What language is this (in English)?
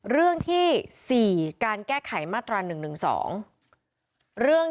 Thai